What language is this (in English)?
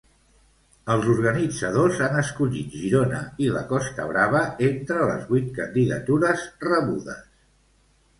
Catalan